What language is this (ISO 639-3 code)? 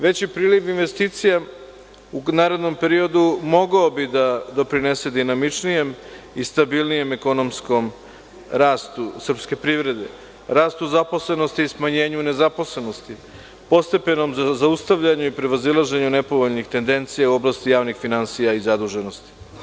srp